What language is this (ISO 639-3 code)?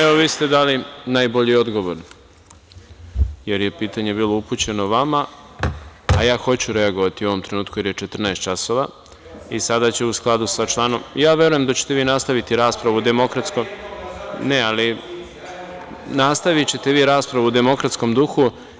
srp